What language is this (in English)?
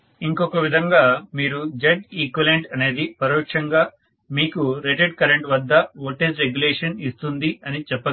Telugu